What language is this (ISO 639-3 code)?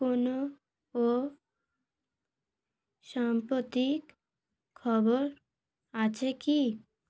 ben